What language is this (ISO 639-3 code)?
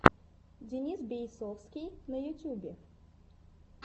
rus